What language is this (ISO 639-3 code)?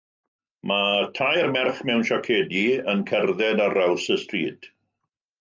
cym